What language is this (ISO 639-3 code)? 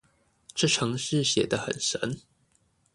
zho